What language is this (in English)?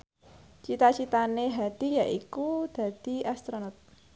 Javanese